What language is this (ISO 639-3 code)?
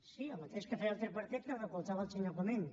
cat